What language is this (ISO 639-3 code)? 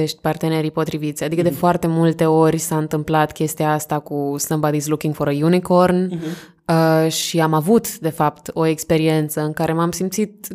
ron